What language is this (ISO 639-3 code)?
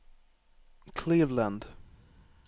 nor